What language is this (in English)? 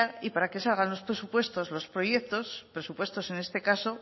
Spanish